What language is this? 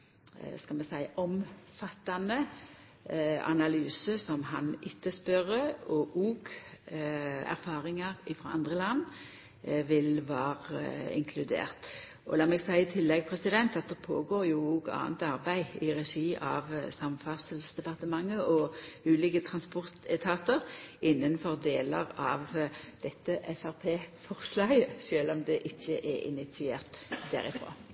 Norwegian Nynorsk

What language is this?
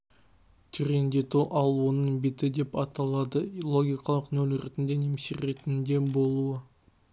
Kazakh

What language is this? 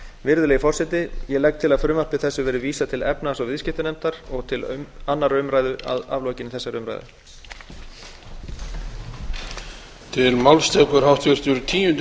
Icelandic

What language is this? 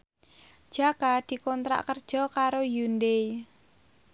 Javanese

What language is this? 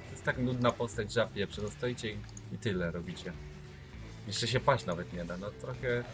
Polish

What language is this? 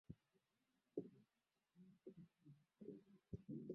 Swahili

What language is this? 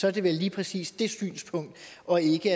Danish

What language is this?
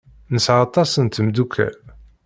Kabyle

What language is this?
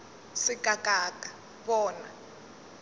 Northern Sotho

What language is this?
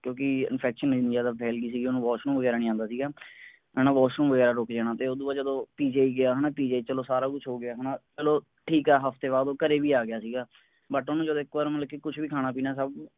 Punjabi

